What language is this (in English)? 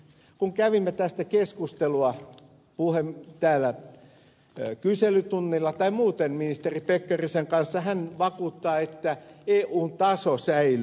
Finnish